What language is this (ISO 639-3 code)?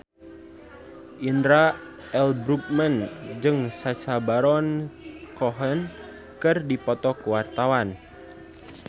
sun